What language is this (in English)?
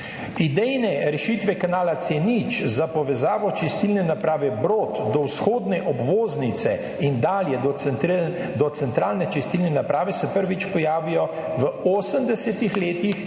Slovenian